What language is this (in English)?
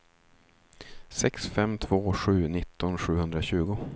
Swedish